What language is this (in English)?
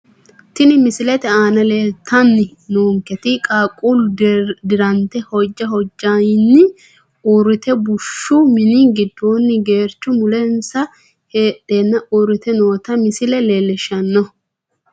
Sidamo